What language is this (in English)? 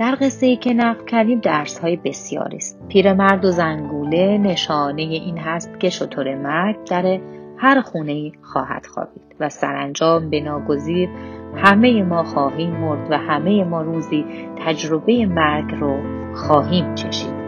Persian